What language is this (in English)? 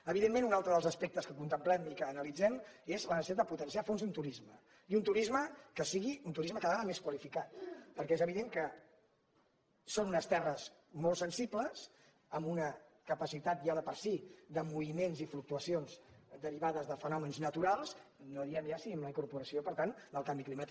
Catalan